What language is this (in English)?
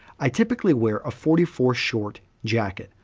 English